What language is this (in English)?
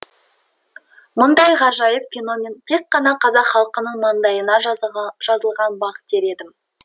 Kazakh